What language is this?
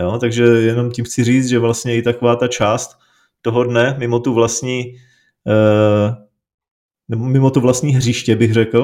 Czech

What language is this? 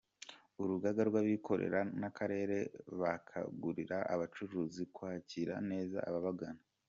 Kinyarwanda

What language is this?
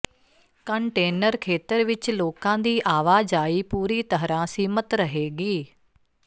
Punjabi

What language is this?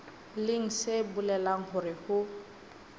Southern Sotho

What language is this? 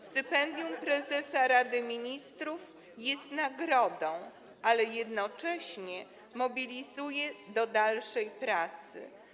Polish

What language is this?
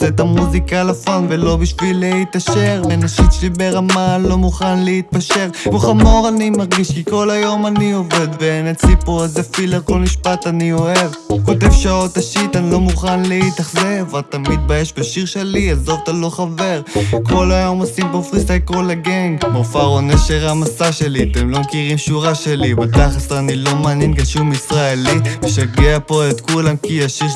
Hebrew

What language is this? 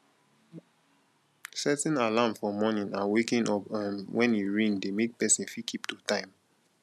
Nigerian Pidgin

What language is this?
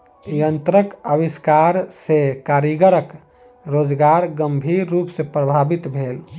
Maithili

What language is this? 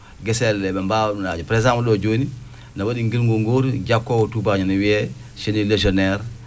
Fula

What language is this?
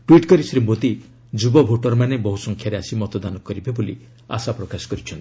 Odia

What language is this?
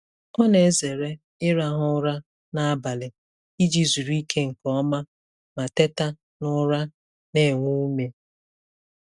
Igbo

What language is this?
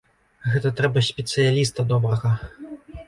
Belarusian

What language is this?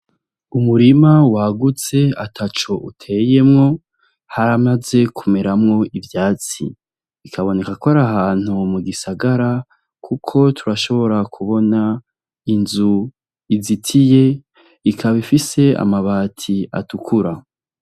Rundi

